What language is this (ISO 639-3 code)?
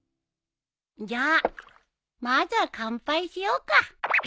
jpn